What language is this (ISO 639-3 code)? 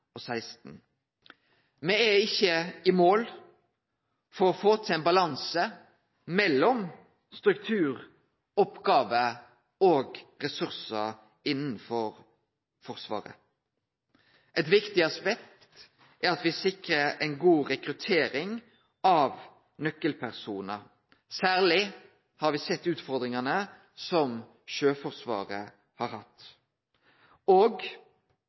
nno